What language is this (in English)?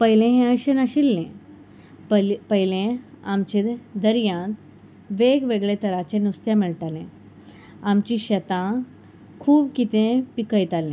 Konkani